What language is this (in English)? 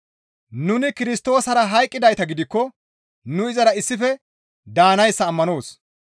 Gamo